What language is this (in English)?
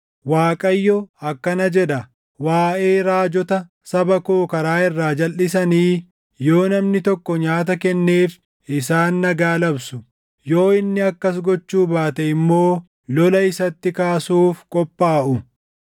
Oromo